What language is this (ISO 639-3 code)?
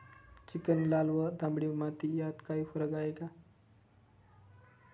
mar